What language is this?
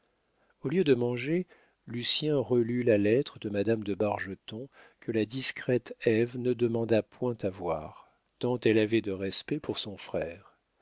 French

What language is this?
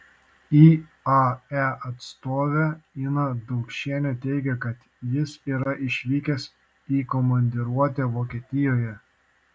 Lithuanian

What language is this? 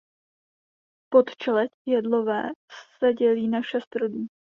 Czech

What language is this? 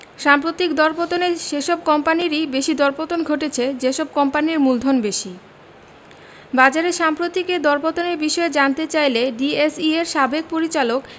Bangla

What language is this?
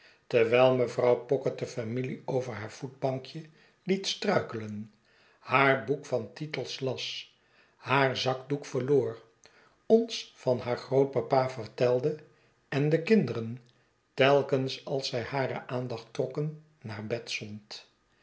Dutch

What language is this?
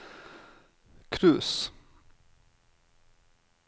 Norwegian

